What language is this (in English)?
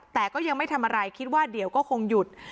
Thai